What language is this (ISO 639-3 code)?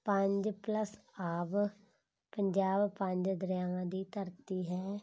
pan